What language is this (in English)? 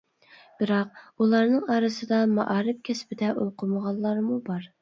Uyghur